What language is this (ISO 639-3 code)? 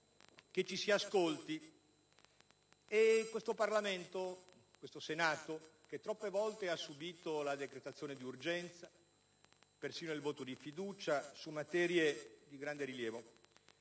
ita